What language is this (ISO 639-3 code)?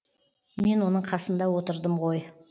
kaz